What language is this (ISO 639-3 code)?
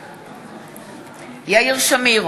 heb